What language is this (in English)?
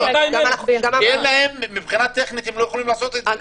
Hebrew